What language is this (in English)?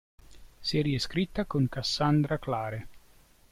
Italian